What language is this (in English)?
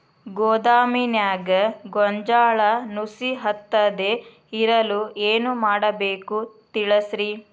Kannada